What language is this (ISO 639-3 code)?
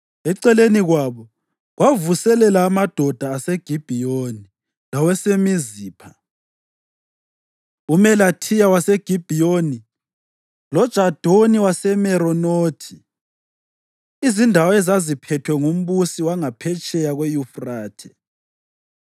nde